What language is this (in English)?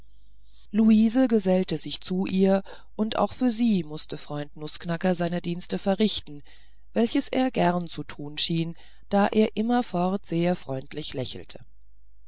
German